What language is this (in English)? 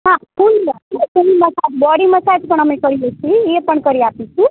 Gujarati